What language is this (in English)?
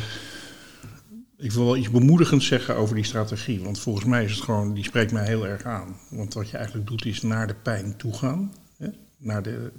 Dutch